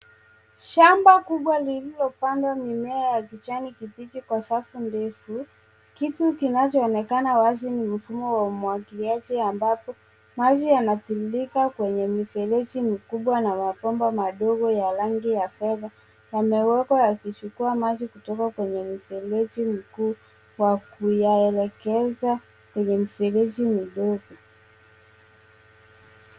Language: Swahili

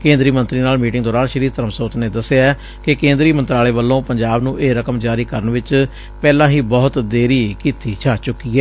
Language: Punjabi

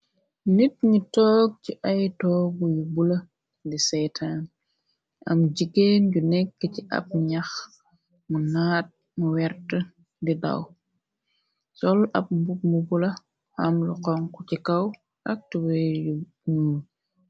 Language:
Wolof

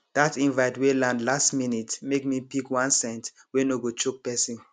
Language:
Nigerian Pidgin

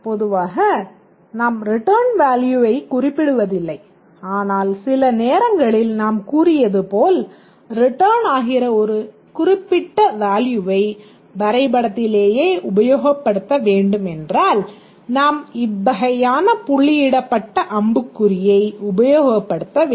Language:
Tamil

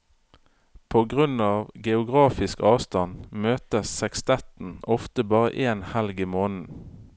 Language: Norwegian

